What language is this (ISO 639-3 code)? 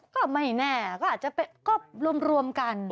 tha